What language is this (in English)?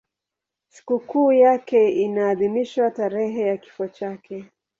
Swahili